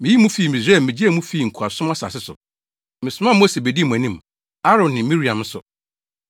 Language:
Akan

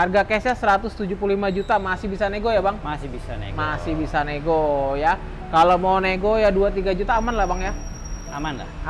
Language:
Indonesian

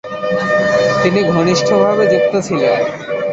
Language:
Bangla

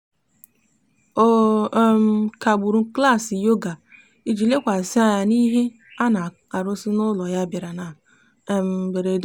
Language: Igbo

